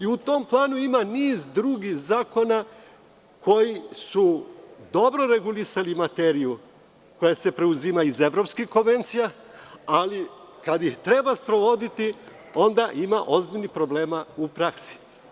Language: Serbian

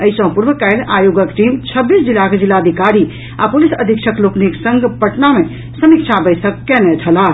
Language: Maithili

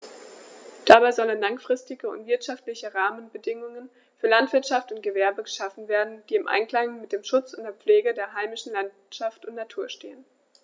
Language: German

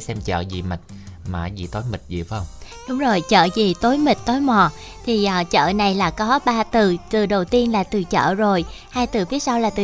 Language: Vietnamese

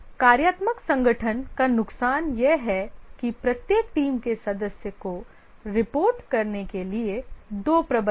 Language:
Hindi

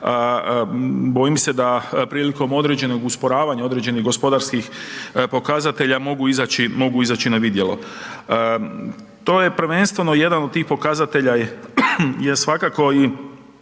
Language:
Croatian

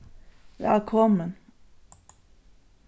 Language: Faroese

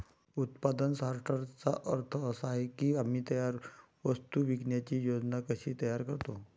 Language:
Marathi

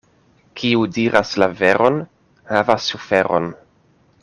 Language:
Esperanto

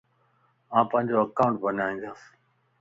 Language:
Lasi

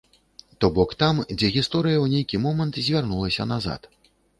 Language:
Belarusian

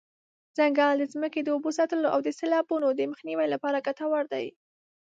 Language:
Pashto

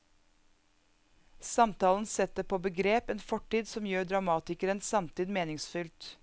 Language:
Norwegian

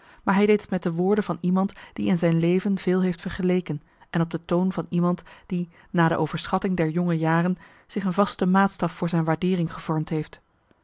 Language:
Dutch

